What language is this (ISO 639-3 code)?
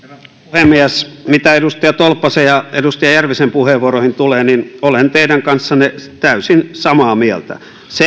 fin